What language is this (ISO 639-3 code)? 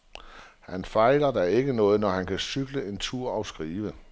dan